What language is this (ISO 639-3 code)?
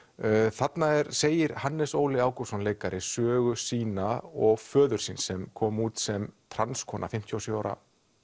isl